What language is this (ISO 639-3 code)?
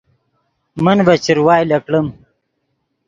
ydg